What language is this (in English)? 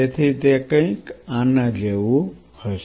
Gujarati